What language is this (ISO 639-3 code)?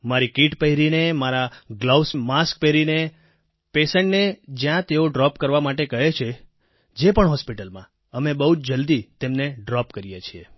guj